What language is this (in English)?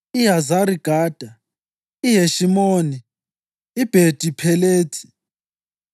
North Ndebele